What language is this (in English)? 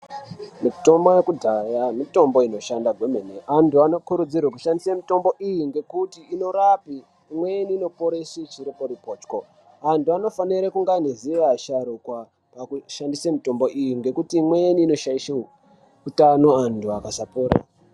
Ndau